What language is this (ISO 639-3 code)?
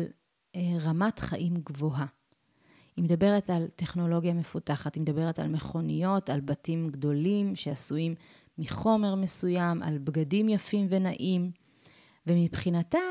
heb